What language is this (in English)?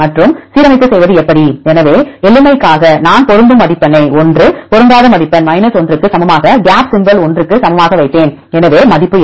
Tamil